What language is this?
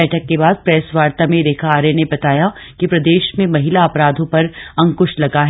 Hindi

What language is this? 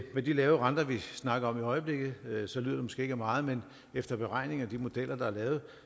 Danish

